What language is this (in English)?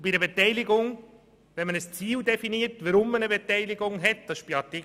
Swiss German